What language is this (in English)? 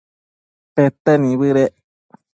Matsés